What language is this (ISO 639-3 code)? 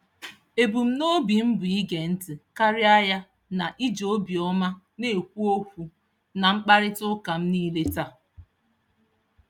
ibo